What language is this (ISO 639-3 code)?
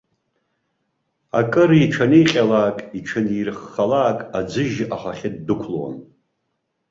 abk